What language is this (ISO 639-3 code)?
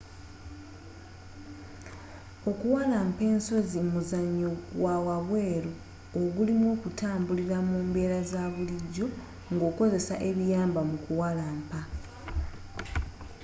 lug